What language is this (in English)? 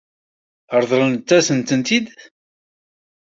Kabyle